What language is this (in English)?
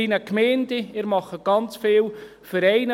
Swiss German